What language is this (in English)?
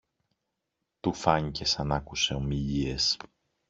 Greek